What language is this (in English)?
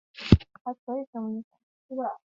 Chinese